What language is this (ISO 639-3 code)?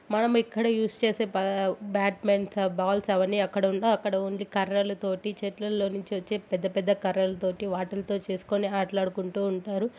tel